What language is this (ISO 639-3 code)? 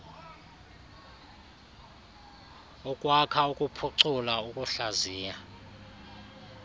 xho